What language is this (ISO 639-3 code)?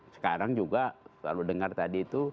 ind